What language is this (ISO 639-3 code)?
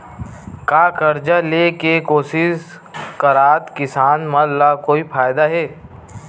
hne